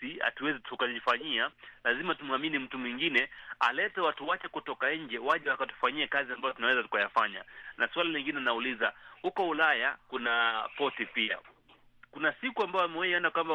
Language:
Swahili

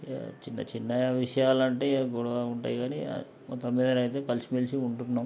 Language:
Telugu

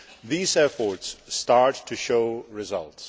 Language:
English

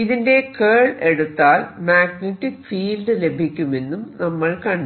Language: Malayalam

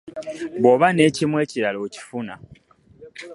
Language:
Ganda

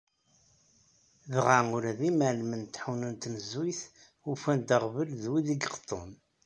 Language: Kabyle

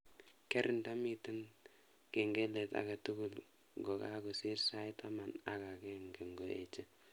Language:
Kalenjin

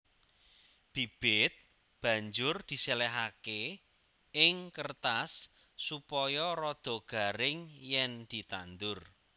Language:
Javanese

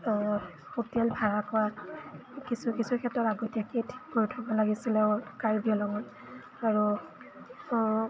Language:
Assamese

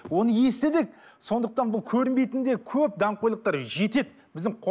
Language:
Kazakh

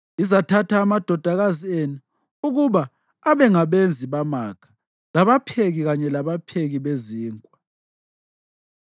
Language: North Ndebele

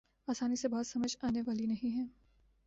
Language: Urdu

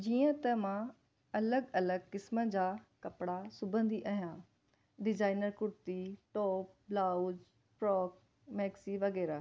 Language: Sindhi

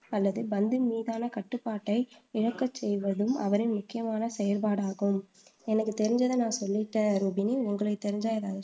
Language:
Tamil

